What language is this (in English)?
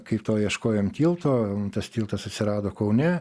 Lithuanian